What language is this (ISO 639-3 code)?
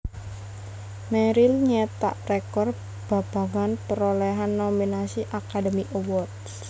jav